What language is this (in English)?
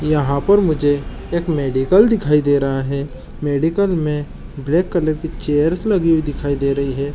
Chhattisgarhi